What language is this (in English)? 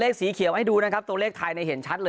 Thai